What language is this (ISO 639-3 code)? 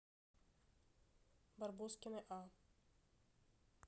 rus